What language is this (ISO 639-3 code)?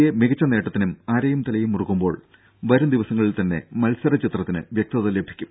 mal